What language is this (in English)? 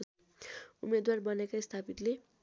Nepali